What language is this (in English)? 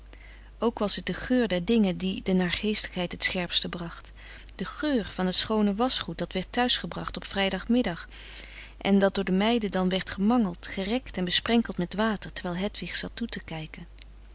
Dutch